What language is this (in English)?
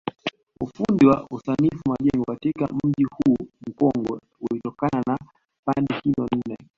Swahili